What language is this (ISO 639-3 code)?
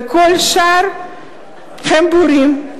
heb